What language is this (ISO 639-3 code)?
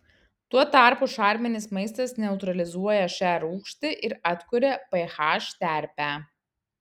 lit